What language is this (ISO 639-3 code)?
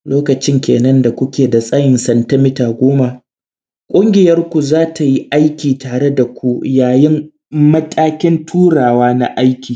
hau